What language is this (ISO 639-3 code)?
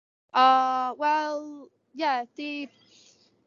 cym